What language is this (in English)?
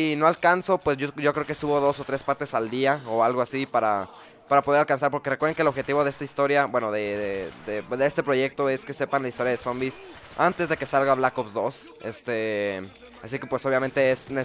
Spanish